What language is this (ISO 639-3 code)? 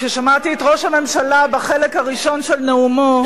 heb